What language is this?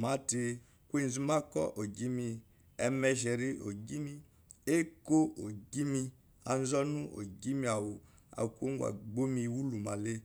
Eloyi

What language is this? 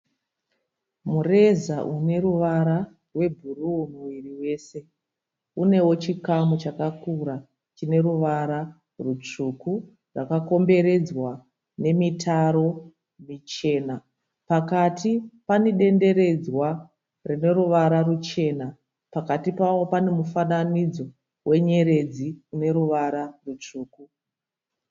Shona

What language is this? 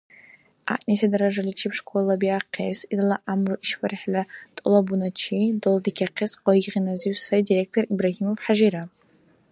Dargwa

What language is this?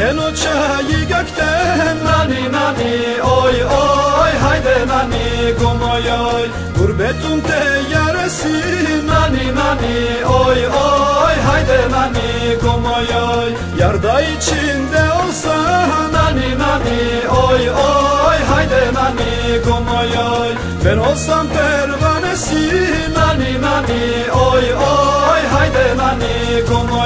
Turkish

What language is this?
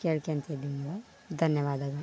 Kannada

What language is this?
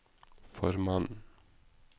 Norwegian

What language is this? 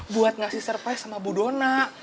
Indonesian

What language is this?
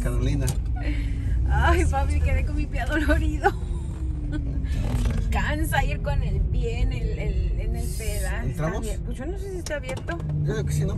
Spanish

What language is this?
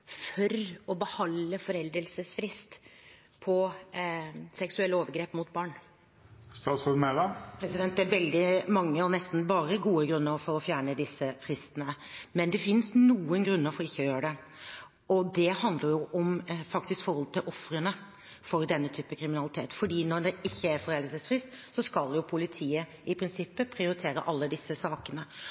Norwegian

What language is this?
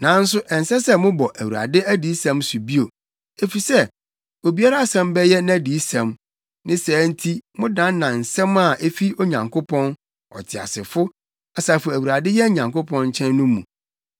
Akan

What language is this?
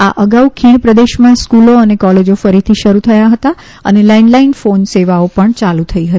Gujarati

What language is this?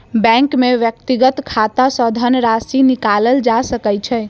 Maithili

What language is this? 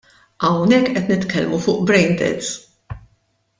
Maltese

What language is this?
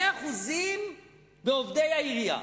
Hebrew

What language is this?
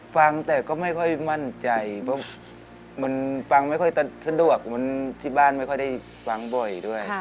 Thai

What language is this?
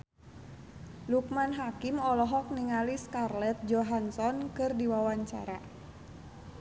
Sundanese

